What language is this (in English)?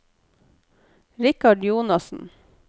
Norwegian